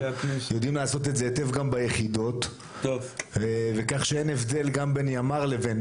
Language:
Hebrew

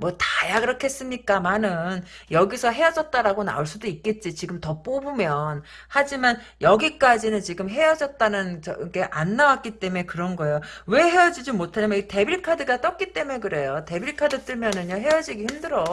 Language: Korean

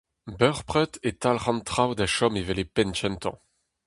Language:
Breton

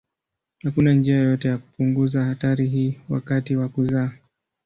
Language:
Swahili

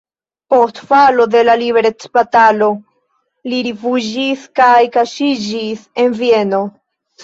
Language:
Esperanto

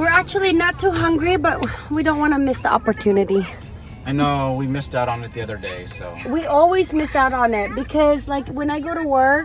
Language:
English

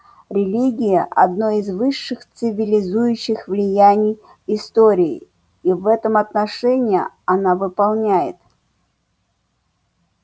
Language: Russian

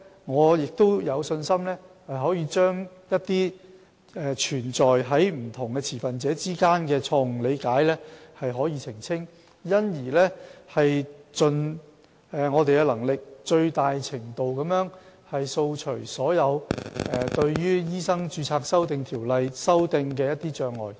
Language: Cantonese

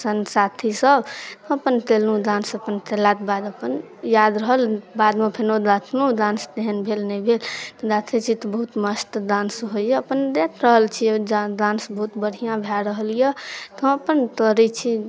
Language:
Maithili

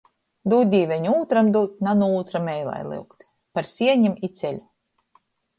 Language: Latgalian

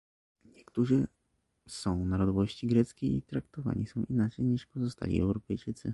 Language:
Polish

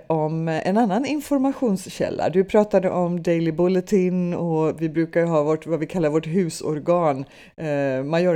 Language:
Swedish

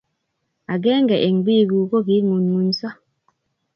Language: Kalenjin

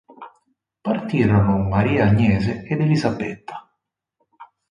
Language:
Italian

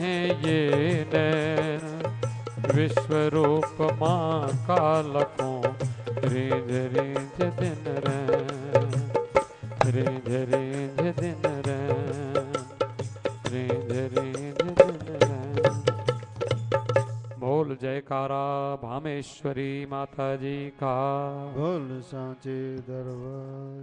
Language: Hindi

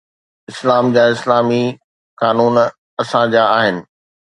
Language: Sindhi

